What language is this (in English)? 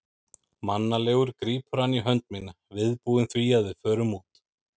Icelandic